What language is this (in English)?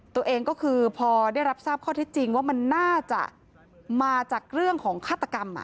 Thai